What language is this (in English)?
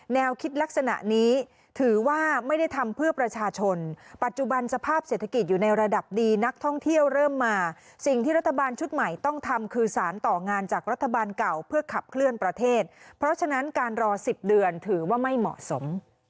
Thai